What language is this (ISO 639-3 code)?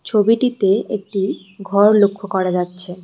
ben